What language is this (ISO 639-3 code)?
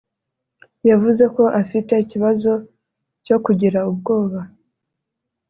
kin